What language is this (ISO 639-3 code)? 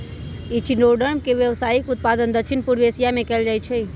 mag